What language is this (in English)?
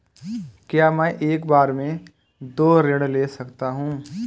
Hindi